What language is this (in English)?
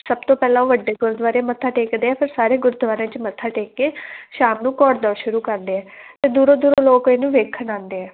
Punjabi